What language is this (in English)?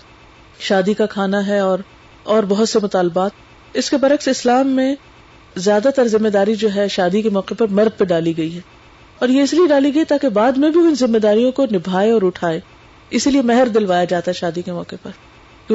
Urdu